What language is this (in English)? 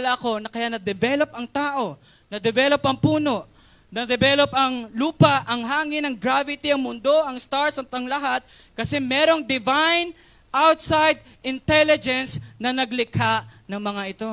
Filipino